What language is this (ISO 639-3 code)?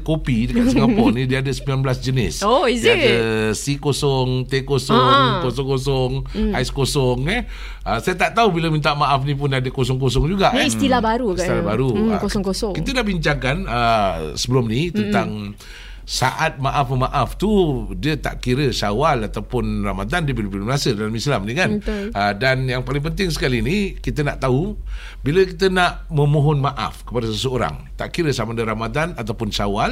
msa